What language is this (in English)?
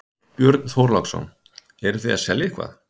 Icelandic